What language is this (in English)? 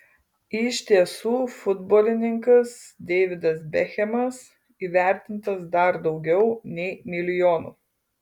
Lithuanian